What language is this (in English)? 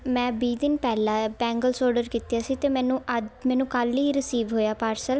Punjabi